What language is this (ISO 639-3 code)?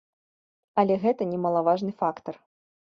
bel